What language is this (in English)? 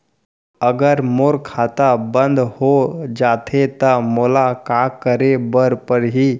Chhattisgarhi